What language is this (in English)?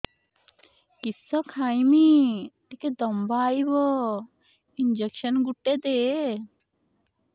Odia